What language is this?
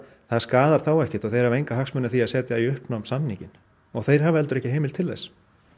Icelandic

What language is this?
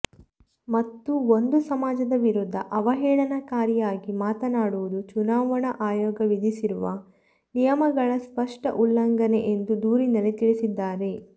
Kannada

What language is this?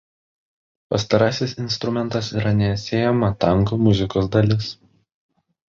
Lithuanian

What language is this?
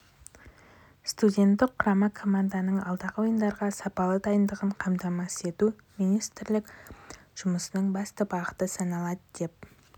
Kazakh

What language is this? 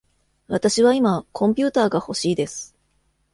Japanese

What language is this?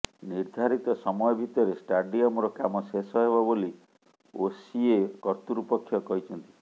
Odia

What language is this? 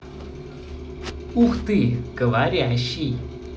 Russian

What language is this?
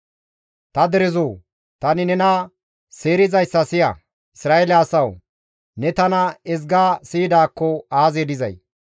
Gamo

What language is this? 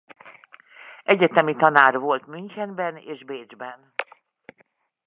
Hungarian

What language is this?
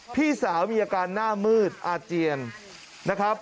Thai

